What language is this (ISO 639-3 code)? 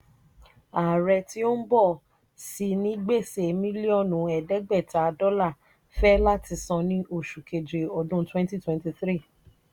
yor